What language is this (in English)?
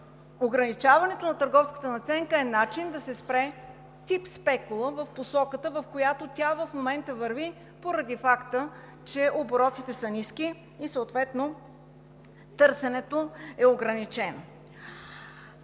Bulgarian